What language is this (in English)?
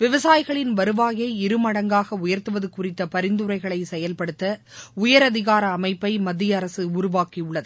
Tamil